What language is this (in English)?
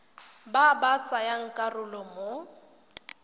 Tswana